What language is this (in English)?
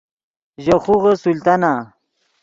Yidgha